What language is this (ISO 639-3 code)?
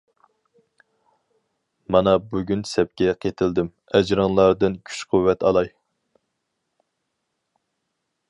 uig